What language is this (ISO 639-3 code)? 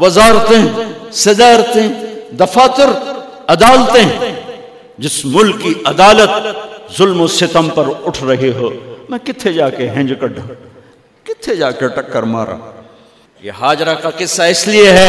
urd